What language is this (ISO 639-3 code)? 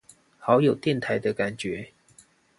zho